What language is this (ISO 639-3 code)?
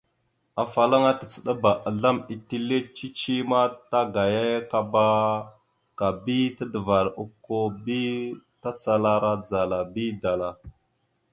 mxu